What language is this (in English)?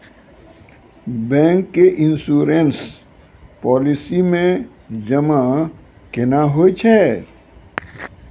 Maithili